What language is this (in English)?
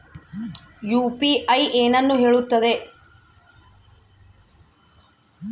Kannada